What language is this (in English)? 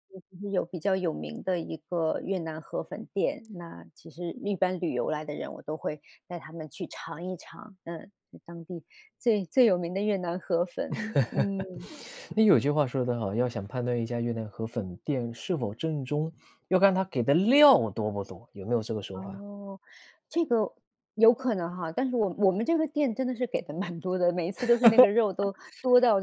Chinese